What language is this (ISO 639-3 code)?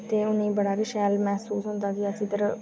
doi